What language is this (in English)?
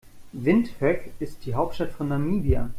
German